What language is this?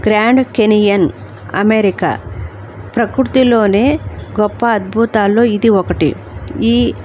Telugu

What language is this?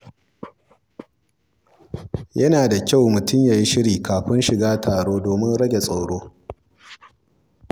Hausa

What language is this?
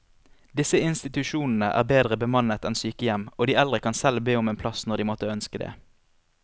Norwegian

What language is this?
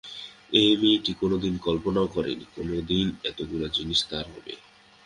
Bangla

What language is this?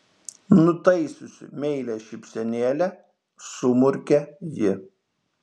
Lithuanian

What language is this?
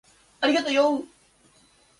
Japanese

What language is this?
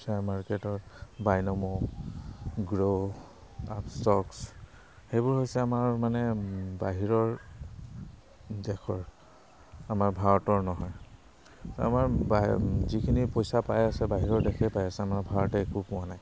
Assamese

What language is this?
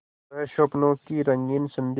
Hindi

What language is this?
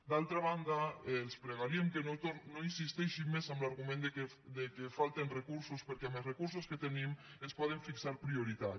Catalan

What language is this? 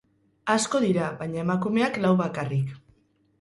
Basque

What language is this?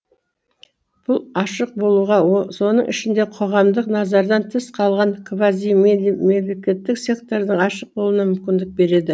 Kazakh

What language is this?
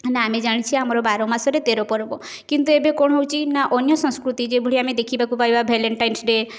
Odia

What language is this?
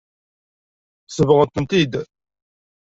Kabyle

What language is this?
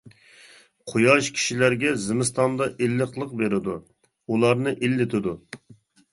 Uyghur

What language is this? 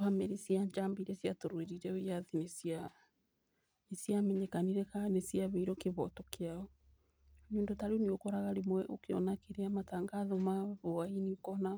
Kikuyu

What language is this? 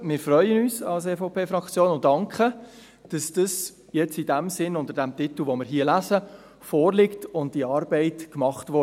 Swiss German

